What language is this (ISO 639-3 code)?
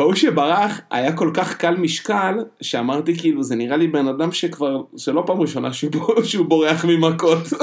heb